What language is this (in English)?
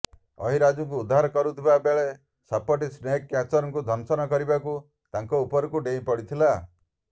Odia